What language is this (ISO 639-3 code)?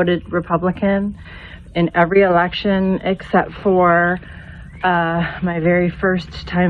eng